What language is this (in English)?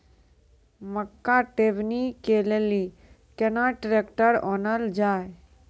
Maithili